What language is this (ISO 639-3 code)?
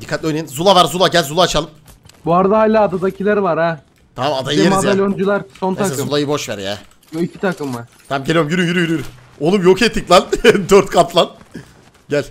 tur